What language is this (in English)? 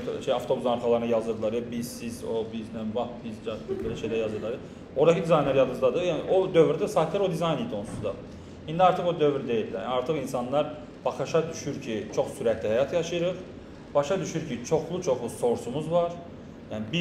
Turkish